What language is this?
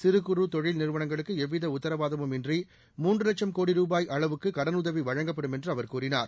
Tamil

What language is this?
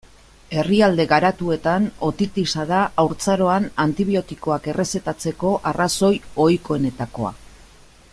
Basque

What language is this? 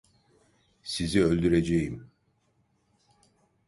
Turkish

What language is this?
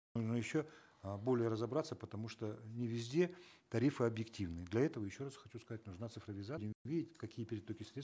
Kazakh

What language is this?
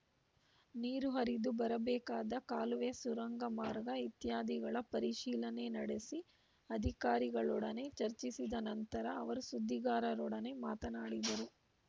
Kannada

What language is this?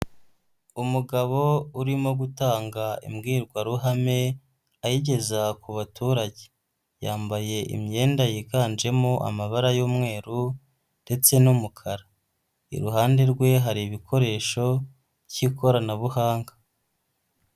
Kinyarwanda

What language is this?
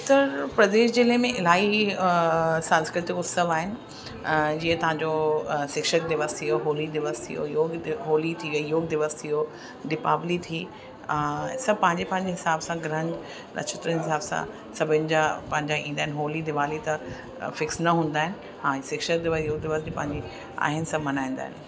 Sindhi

